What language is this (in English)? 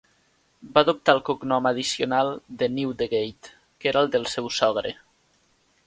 Catalan